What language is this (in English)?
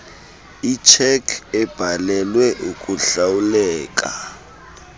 Xhosa